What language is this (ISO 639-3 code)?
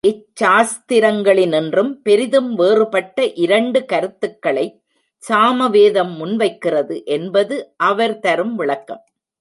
tam